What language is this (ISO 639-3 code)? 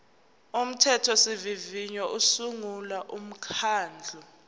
zul